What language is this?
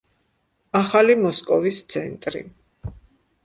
Georgian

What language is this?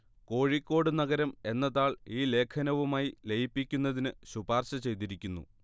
Malayalam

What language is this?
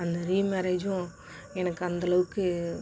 Tamil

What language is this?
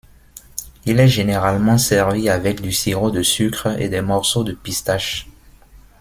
French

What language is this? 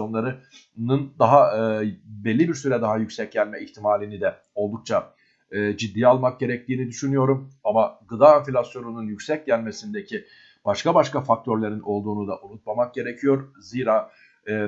Turkish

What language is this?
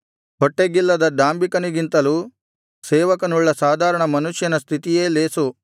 Kannada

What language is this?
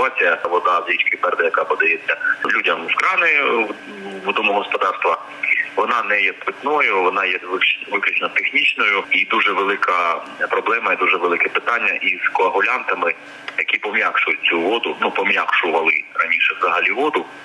Ukrainian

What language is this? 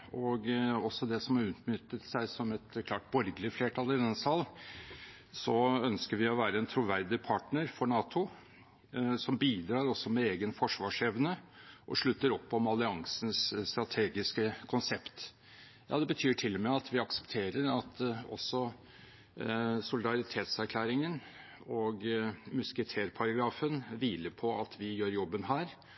Norwegian Bokmål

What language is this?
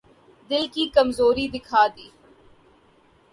Urdu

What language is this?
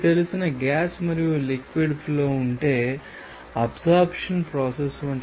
Telugu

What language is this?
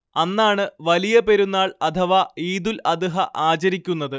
Malayalam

